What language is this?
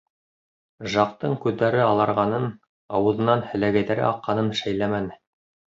Bashkir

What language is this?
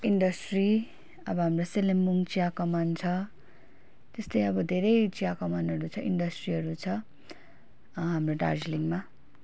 Nepali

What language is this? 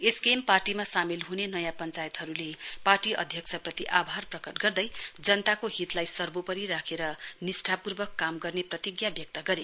Nepali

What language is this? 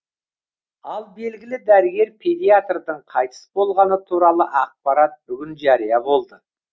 Kazakh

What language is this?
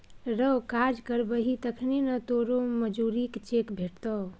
Maithili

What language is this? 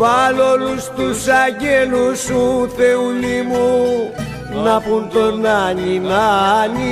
Greek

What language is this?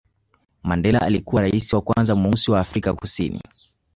Swahili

